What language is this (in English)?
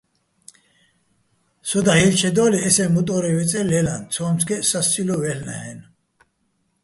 Bats